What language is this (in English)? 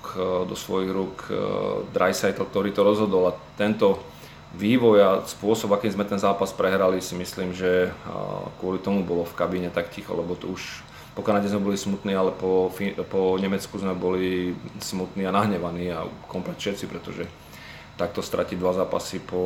Slovak